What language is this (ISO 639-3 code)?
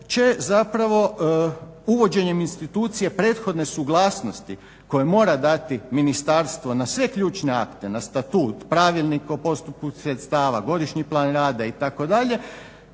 hrv